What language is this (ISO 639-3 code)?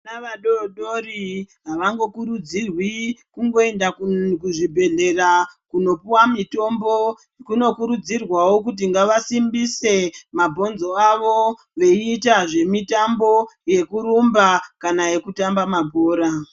ndc